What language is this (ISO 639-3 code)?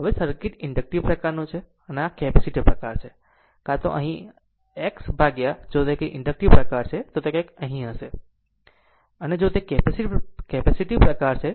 guj